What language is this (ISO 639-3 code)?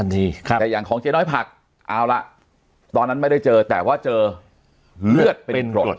tha